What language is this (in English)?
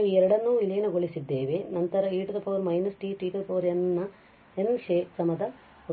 Kannada